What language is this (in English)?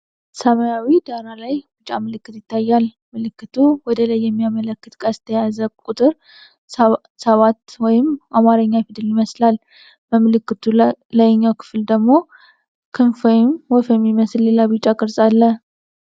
Amharic